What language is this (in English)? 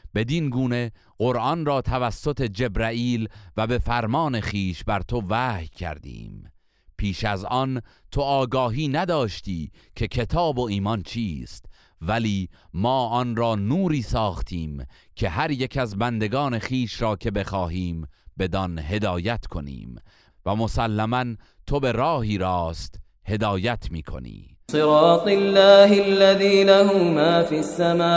Persian